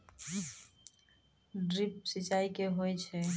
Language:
Maithili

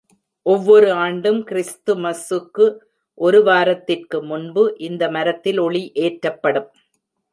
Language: Tamil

